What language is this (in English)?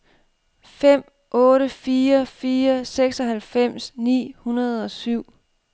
Danish